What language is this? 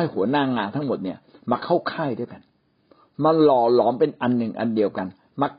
Thai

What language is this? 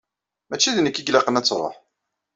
Kabyle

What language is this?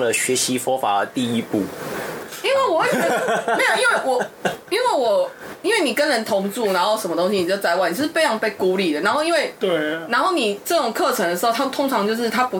Chinese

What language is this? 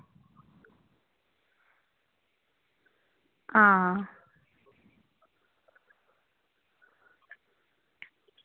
Dogri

